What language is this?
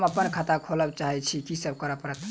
Maithili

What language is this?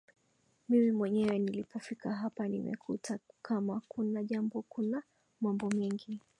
Swahili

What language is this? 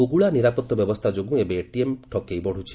Odia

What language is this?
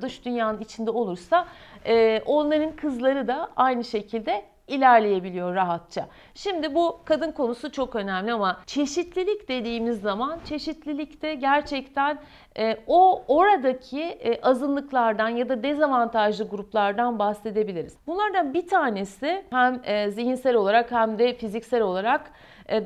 Turkish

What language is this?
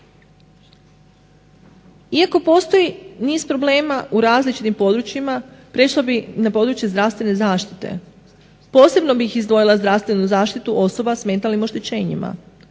Croatian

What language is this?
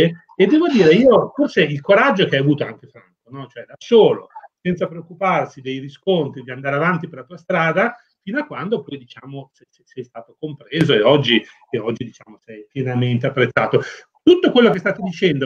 Italian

